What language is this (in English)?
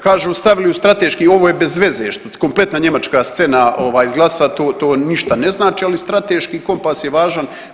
Croatian